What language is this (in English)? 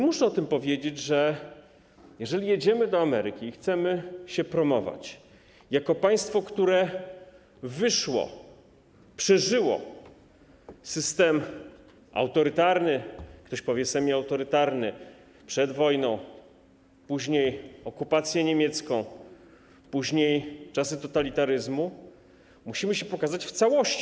Polish